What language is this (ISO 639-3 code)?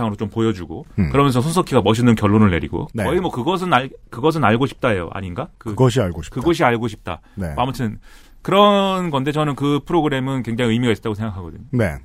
kor